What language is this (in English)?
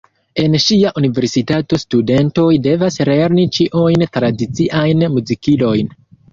Esperanto